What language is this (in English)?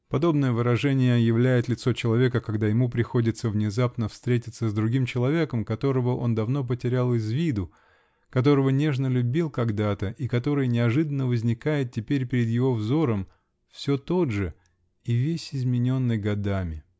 Russian